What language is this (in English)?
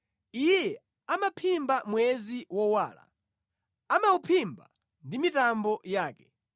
Nyanja